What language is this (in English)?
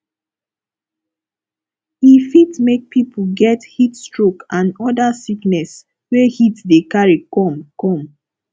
Nigerian Pidgin